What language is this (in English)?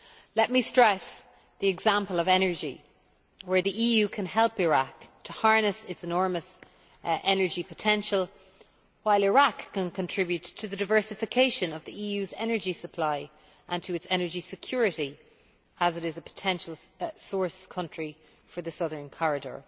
English